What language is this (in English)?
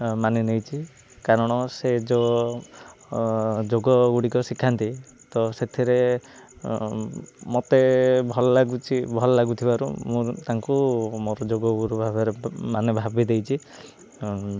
Odia